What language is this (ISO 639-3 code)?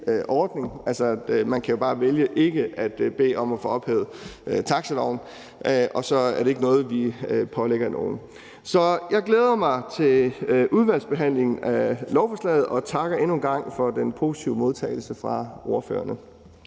dan